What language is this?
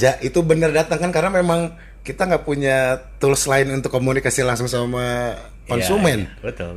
Indonesian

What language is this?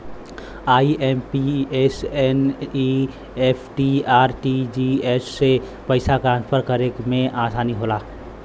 Bhojpuri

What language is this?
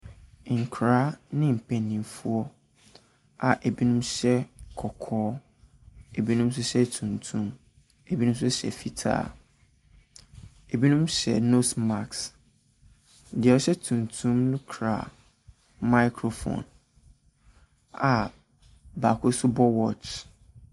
Akan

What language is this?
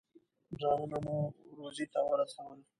Pashto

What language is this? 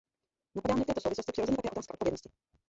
Czech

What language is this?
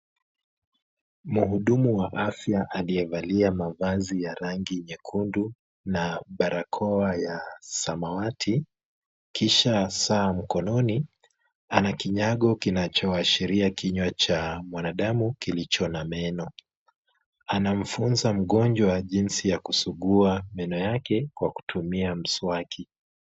Swahili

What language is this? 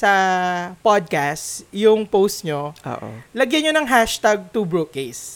Filipino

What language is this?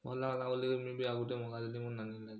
Odia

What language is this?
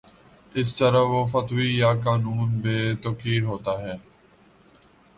Urdu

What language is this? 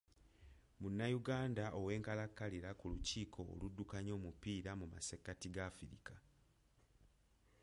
Ganda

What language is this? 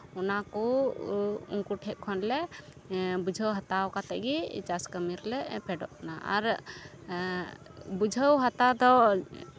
Santali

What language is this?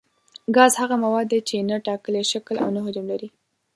Pashto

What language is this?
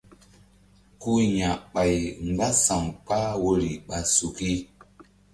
Mbum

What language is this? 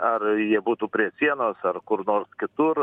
Lithuanian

